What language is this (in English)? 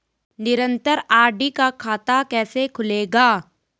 Hindi